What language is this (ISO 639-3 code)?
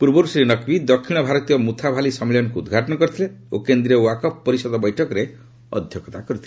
ori